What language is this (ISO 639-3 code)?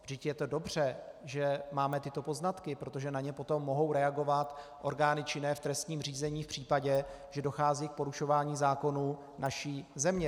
ces